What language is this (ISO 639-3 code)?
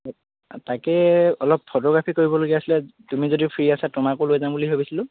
asm